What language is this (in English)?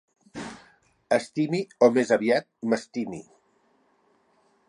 Catalan